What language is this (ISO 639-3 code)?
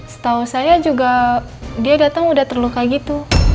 ind